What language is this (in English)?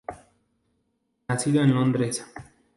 Spanish